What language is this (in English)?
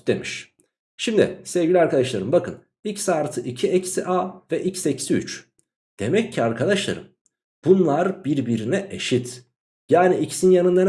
Turkish